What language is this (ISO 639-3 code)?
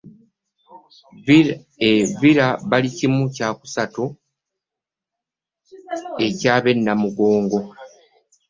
lug